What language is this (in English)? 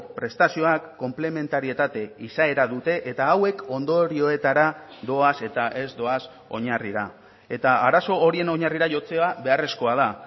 Basque